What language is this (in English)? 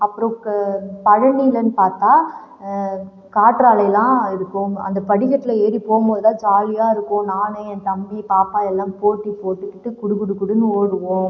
Tamil